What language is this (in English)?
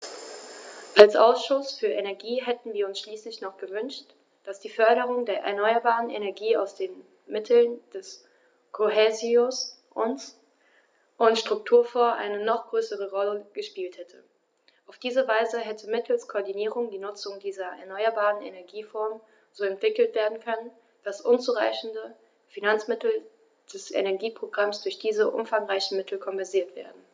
German